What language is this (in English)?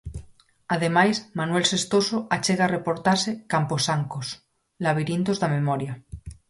Galician